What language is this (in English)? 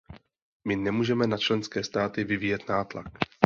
Czech